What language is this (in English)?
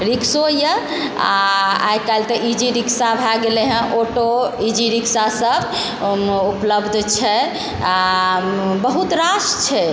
Maithili